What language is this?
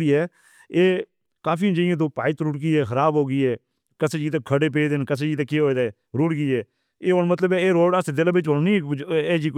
Northern Hindko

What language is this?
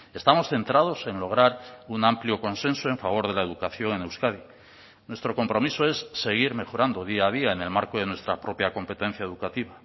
Spanish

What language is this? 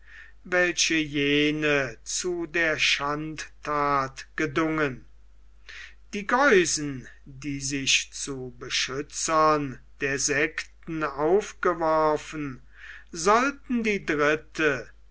German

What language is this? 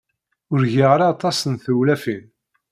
Kabyle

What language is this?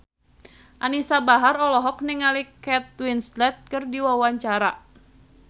Sundanese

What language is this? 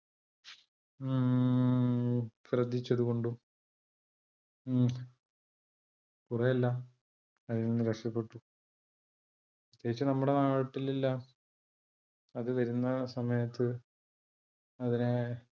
Malayalam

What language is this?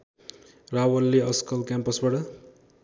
Nepali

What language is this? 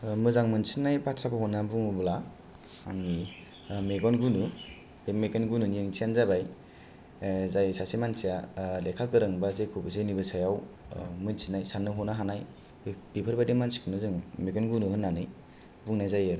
Bodo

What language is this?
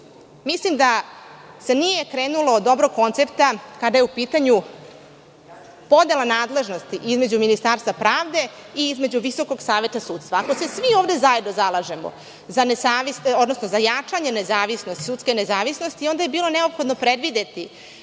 Serbian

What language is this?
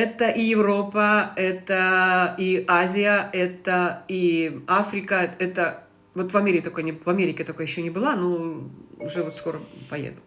Russian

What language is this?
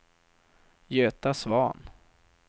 Swedish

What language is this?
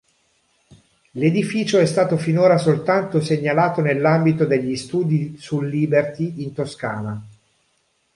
Italian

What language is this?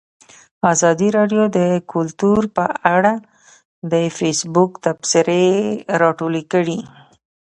Pashto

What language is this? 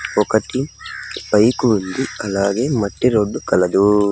Telugu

